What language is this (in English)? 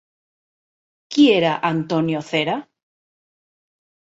Catalan